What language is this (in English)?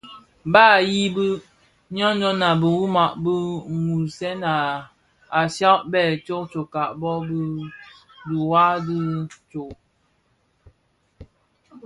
Bafia